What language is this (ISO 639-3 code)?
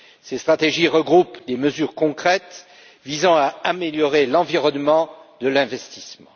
fra